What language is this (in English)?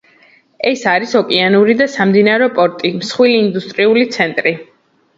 Georgian